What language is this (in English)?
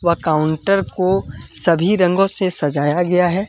Hindi